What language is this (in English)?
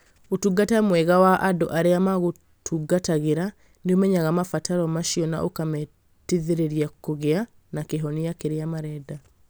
Kikuyu